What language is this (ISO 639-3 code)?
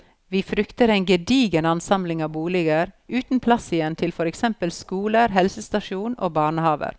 nor